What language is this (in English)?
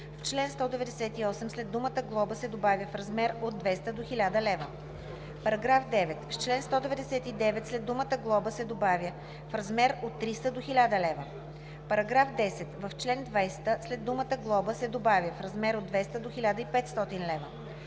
Bulgarian